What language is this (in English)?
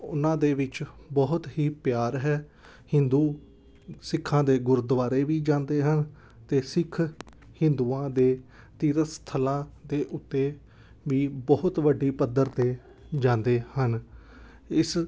Punjabi